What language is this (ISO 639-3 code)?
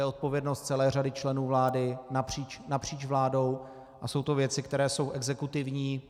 ces